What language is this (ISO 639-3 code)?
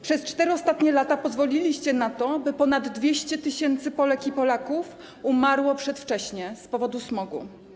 pol